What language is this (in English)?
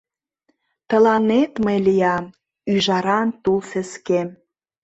Mari